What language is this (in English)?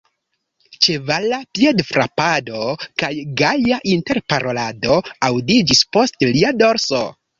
Esperanto